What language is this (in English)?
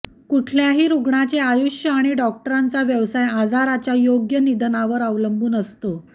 Marathi